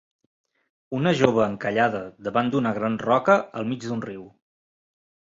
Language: Catalan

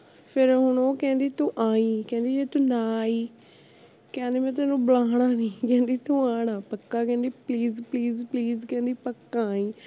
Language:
Punjabi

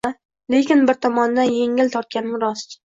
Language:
Uzbek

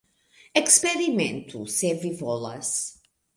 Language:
Esperanto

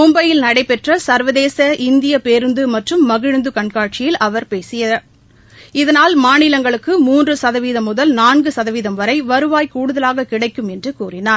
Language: Tamil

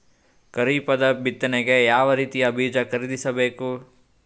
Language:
Kannada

